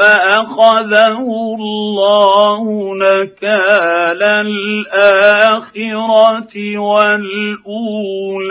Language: Arabic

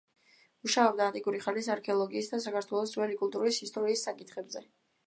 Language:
Georgian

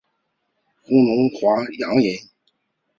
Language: Chinese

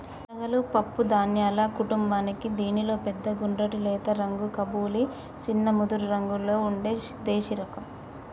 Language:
Telugu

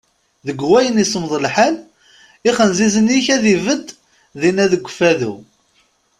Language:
Kabyle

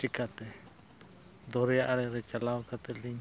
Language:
Santali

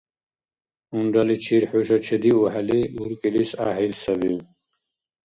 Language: Dargwa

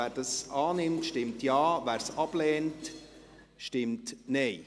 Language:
Swiss German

